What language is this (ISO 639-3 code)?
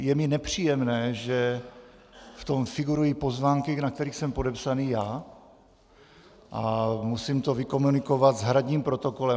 ces